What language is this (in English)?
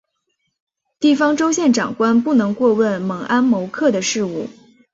Chinese